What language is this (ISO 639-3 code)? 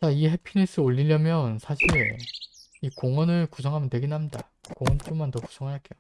kor